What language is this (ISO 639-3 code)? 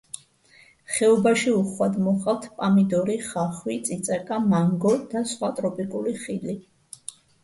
kat